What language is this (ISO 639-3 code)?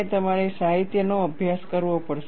guj